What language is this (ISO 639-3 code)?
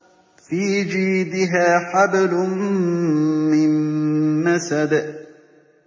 ara